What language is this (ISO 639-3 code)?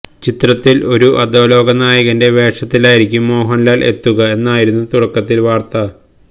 mal